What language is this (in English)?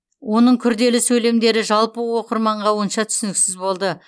Kazakh